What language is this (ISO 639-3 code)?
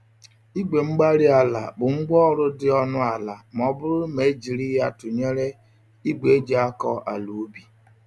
ibo